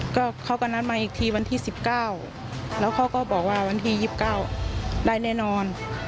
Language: Thai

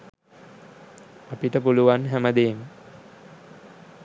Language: Sinhala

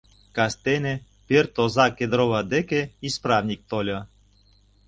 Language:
Mari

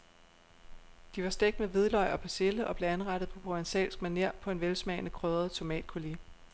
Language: Danish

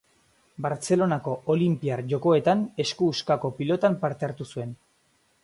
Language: Basque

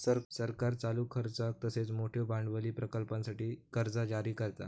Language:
Marathi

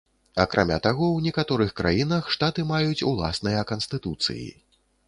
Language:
Belarusian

